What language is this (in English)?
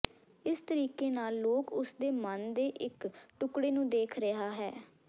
Punjabi